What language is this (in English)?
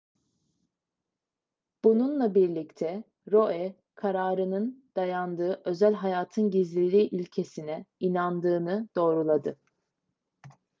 Turkish